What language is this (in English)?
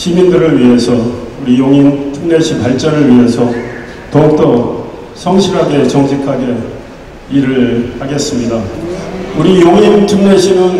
Korean